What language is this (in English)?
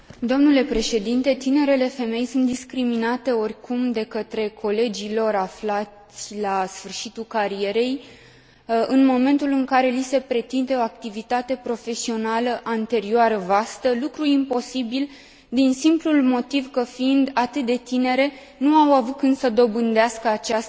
Romanian